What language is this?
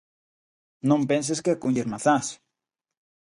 Galician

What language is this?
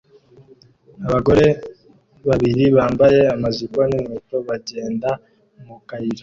Kinyarwanda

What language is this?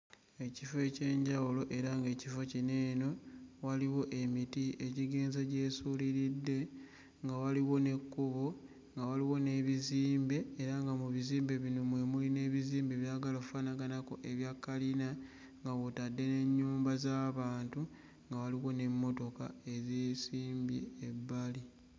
Ganda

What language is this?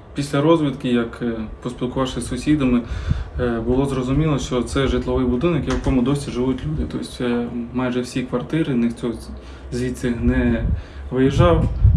Ukrainian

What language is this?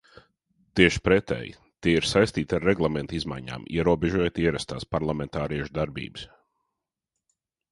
Latvian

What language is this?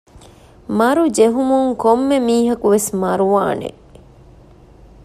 Divehi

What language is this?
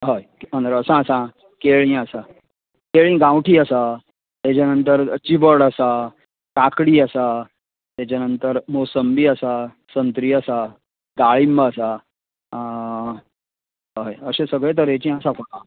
Konkani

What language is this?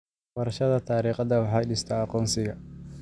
Somali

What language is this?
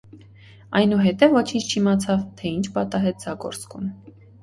Armenian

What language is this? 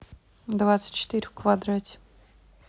Russian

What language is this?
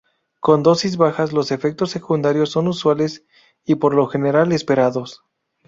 Spanish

